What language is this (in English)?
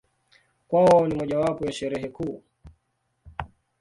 Swahili